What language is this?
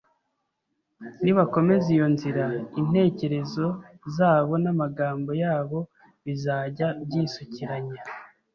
Kinyarwanda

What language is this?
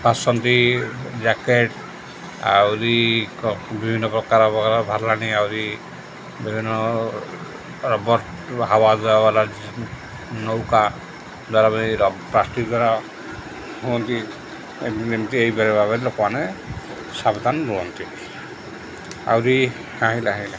Odia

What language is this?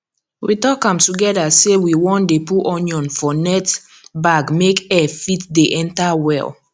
Nigerian Pidgin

